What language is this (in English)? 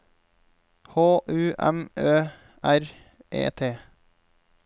Norwegian